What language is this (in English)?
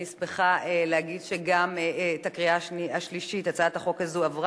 Hebrew